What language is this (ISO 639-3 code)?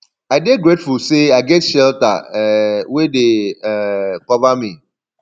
pcm